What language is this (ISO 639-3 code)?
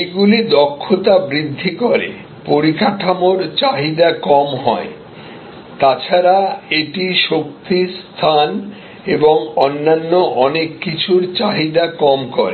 ben